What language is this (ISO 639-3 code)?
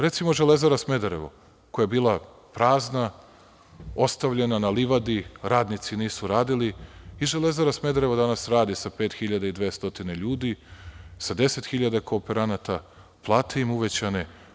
srp